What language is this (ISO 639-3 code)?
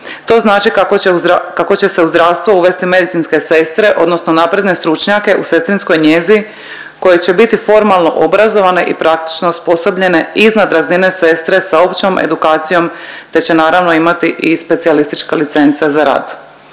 hrv